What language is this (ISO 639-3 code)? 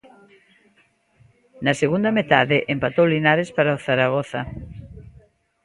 glg